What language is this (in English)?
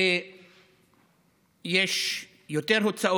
Hebrew